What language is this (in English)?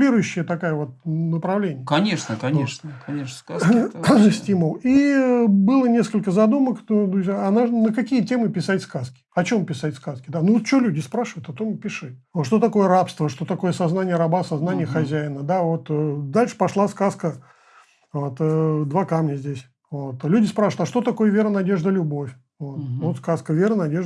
Russian